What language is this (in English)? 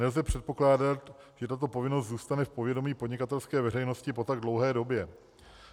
Czech